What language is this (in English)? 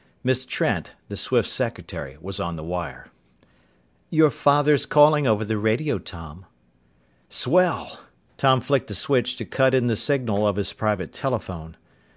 English